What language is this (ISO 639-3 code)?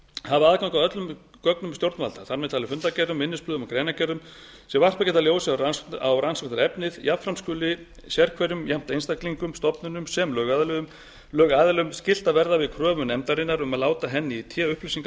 isl